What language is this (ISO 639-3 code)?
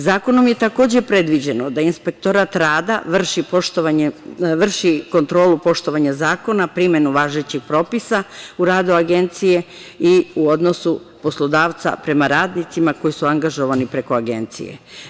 srp